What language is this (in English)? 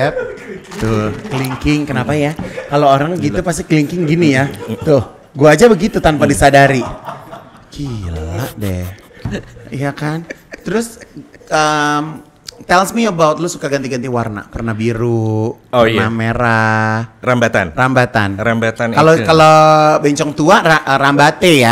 Indonesian